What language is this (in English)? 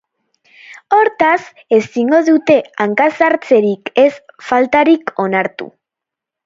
Basque